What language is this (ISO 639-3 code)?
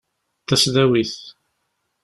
kab